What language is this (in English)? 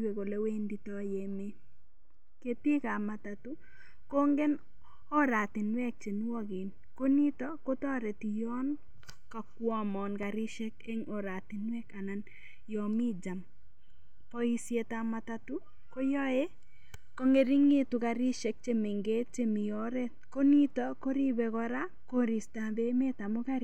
Kalenjin